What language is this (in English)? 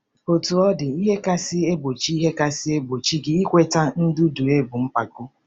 Igbo